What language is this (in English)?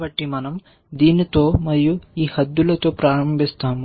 Telugu